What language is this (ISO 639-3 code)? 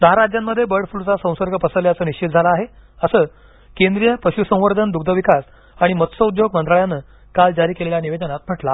mar